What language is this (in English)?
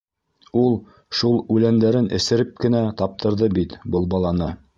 Bashkir